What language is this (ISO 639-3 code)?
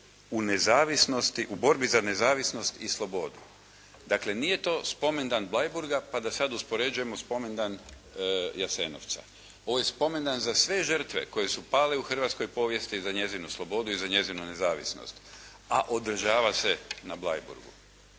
hrv